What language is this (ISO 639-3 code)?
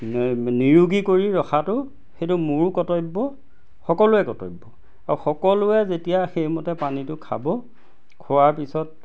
asm